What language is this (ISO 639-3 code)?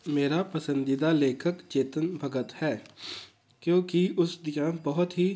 pan